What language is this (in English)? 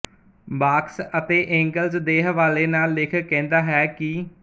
Punjabi